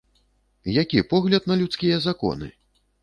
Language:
Belarusian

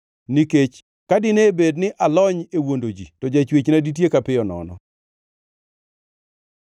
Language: Luo (Kenya and Tanzania)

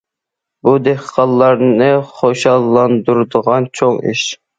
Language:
Uyghur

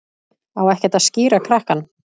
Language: Icelandic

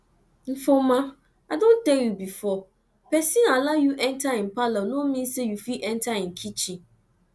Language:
Nigerian Pidgin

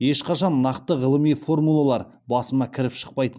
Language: Kazakh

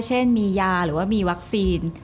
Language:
Thai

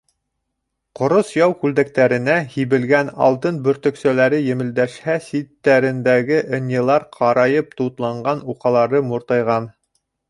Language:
Bashkir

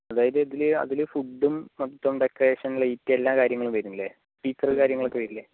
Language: Malayalam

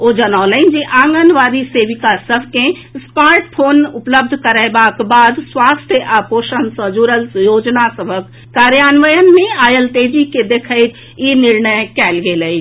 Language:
Maithili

